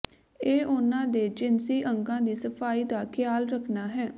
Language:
Punjabi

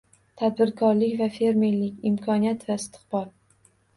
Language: Uzbek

